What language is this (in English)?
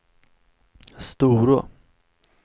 Swedish